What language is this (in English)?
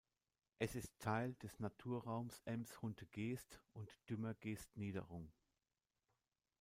German